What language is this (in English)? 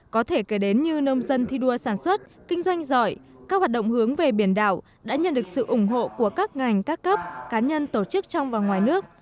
Vietnamese